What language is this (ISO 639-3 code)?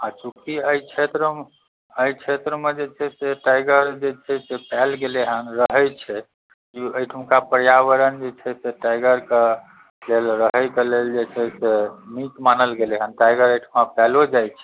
mai